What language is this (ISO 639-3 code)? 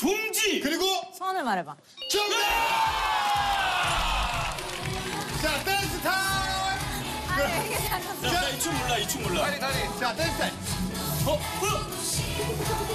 kor